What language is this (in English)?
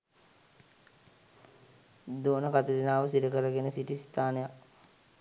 Sinhala